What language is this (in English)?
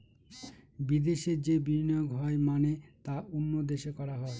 Bangla